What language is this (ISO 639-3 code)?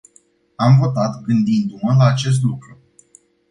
ron